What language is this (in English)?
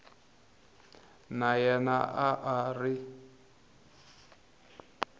Tsonga